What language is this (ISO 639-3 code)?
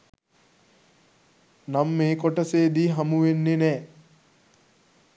sin